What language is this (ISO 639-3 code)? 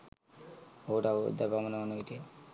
sin